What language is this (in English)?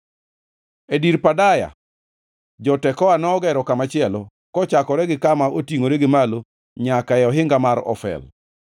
Luo (Kenya and Tanzania)